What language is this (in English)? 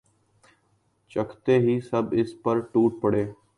Urdu